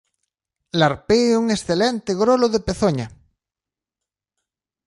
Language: Galician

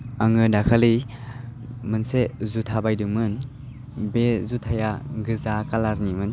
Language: Bodo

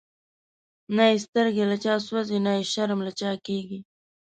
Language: Pashto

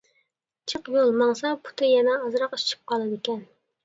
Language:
Uyghur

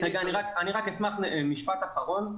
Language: Hebrew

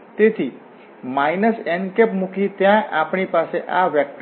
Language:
Gujarati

